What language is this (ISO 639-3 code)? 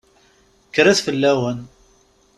kab